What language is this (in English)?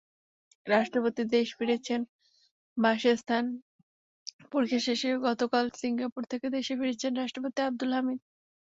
Bangla